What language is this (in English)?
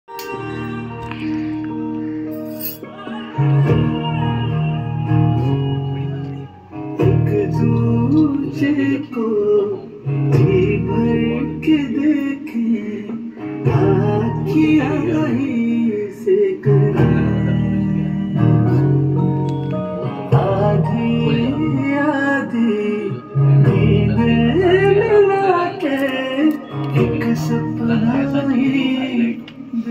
Arabic